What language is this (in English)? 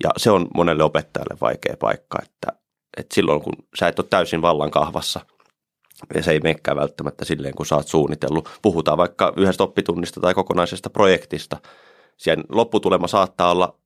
Finnish